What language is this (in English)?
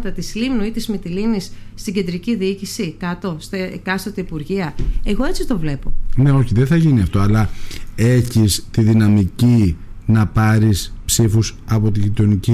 Greek